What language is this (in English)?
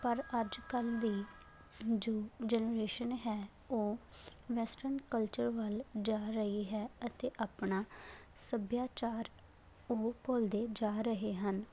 Punjabi